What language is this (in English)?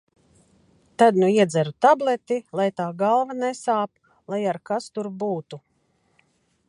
Latvian